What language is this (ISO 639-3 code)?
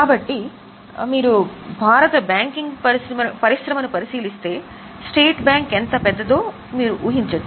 tel